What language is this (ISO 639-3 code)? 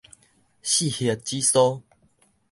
nan